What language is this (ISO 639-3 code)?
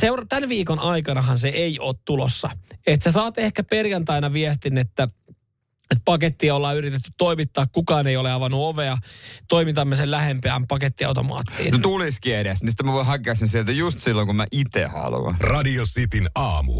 fin